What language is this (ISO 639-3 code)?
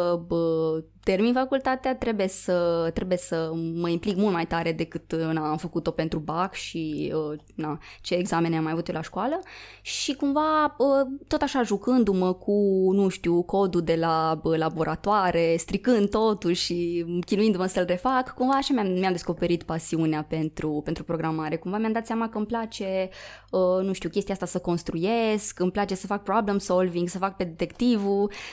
ron